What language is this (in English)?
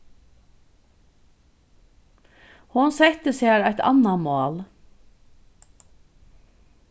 Faroese